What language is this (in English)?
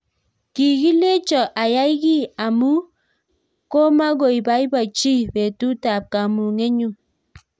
Kalenjin